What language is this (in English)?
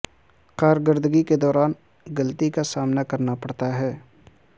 Urdu